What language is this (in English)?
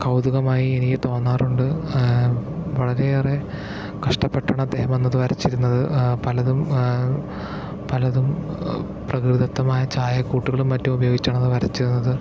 Malayalam